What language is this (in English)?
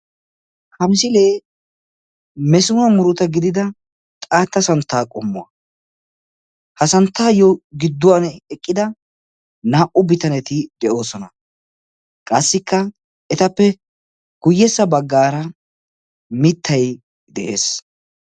Wolaytta